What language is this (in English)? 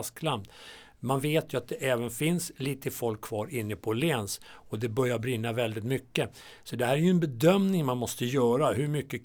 Swedish